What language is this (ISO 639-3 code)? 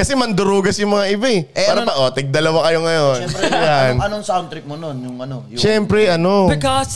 fil